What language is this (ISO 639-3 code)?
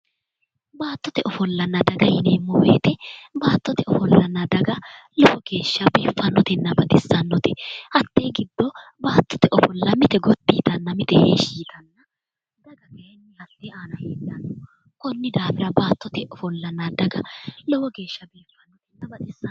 sid